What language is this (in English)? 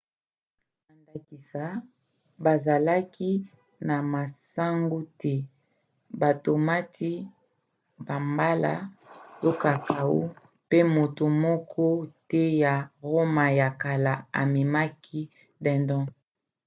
Lingala